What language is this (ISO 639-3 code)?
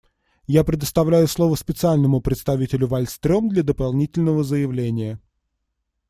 rus